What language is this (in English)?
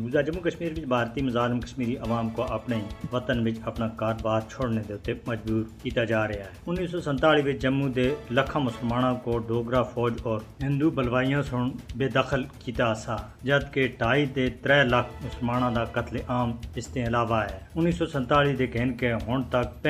Urdu